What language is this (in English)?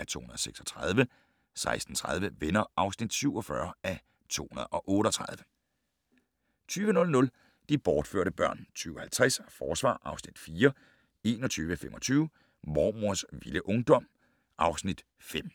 Danish